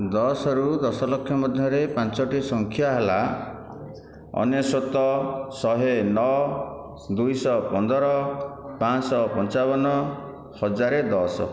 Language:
Odia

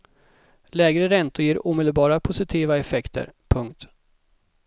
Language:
Swedish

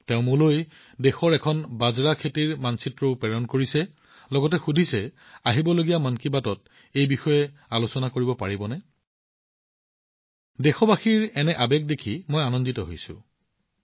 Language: Assamese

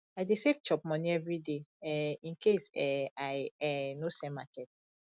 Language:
Nigerian Pidgin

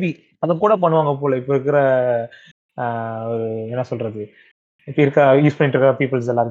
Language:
Tamil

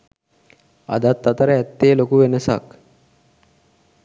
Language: Sinhala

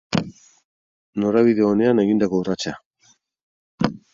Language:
Basque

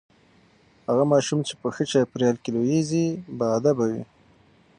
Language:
Pashto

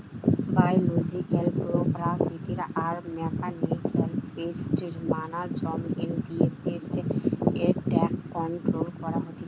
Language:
Bangla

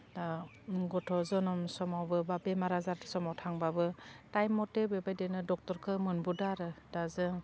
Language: Bodo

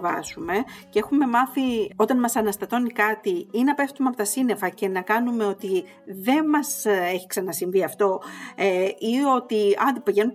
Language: Greek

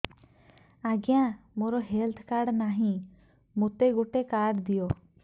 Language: Odia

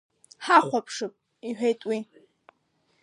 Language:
Abkhazian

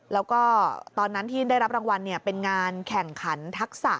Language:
Thai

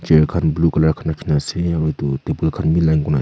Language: Naga Pidgin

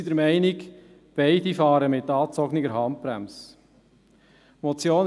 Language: Swiss German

